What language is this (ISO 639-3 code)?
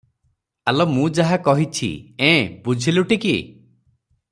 ori